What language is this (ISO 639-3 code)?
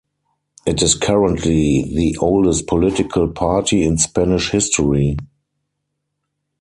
eng